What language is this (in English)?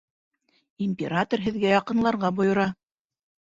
Bashkir